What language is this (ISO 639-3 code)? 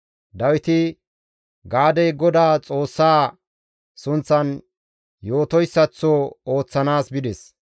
gmv